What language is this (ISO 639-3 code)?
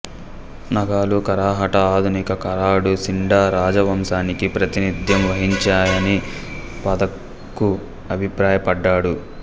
tel